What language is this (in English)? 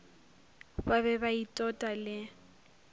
Northern Sotho